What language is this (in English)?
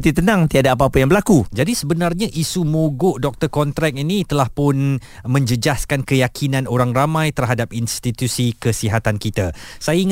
Malay